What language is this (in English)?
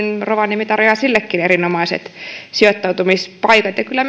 Finnish